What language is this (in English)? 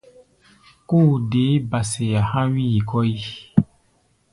Gbaya